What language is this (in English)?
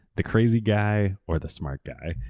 English